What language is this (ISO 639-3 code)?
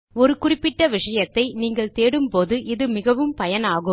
tam